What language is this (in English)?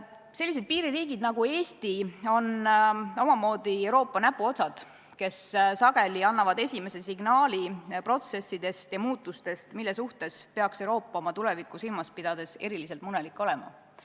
Estonian